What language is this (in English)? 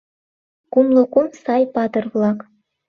Mari